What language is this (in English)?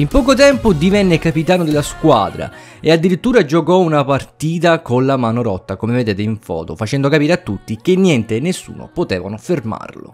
Italian